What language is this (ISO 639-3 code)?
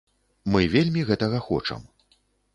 bel